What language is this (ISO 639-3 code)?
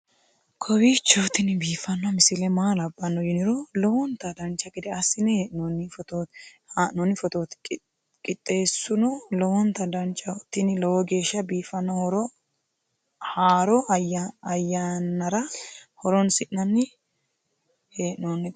sid